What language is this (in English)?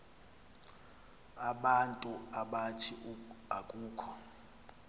Xhosa